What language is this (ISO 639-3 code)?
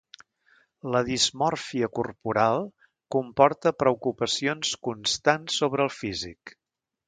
cat